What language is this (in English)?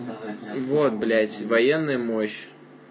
Russian